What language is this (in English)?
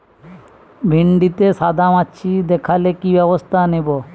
Bangla